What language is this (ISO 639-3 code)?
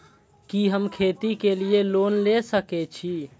mai